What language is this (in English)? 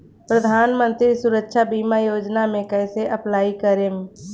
Bhojpuri